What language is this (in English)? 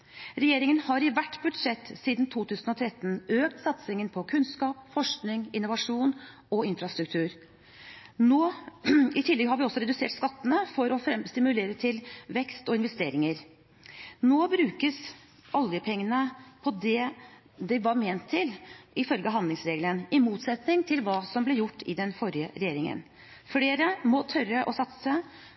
Norwegian Bokmål